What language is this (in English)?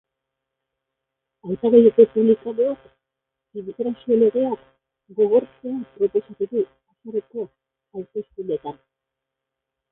Basque